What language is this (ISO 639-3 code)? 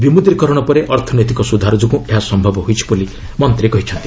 ori